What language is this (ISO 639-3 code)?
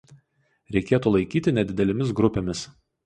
lit